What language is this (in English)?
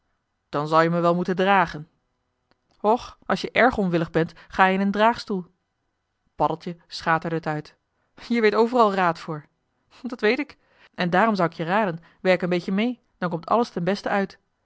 Dutch